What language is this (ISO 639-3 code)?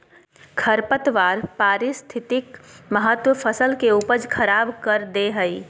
mag